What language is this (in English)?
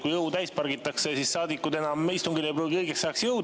Estonian